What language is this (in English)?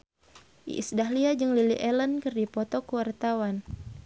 Sundanese